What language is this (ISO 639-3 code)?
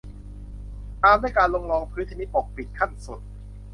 tha